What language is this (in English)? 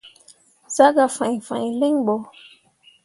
Mundang